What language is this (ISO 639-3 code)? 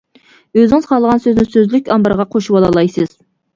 uig